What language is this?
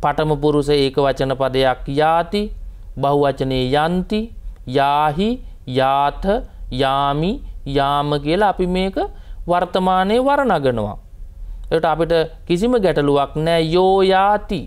Indonesian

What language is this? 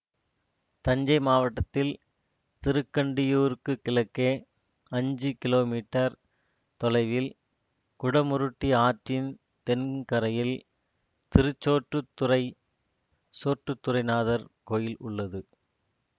Tamil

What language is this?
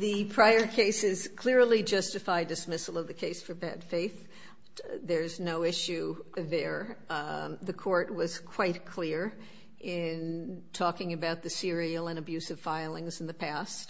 English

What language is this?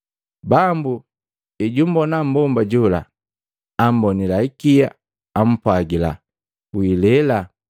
Matengo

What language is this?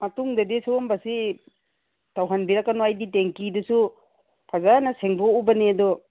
Manipuri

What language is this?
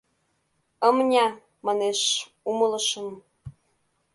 Mari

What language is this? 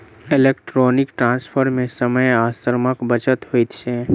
Maithili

